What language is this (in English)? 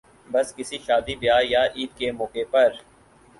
Urdu